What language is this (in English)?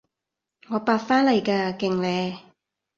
Cantonese